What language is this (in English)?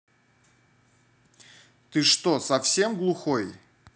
Russian